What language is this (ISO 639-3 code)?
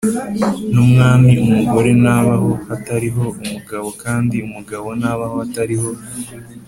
kin